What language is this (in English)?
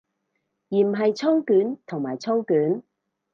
Cantonese